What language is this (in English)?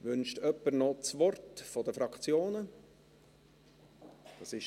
Swiss German